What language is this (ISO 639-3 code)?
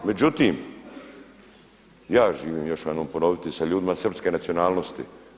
hrv